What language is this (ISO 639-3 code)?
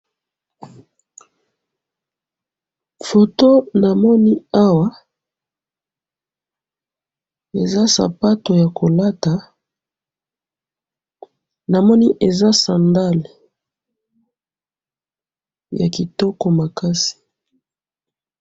lin